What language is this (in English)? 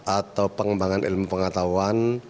Indonesian